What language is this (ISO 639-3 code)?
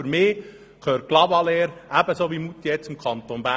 gsw